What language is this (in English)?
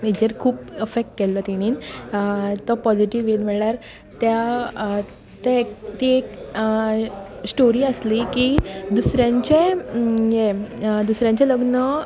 Konkani